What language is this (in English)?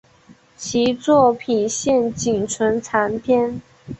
Chinese